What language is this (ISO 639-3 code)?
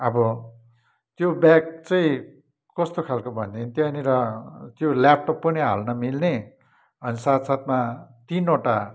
nep